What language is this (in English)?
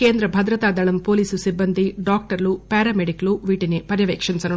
Telugu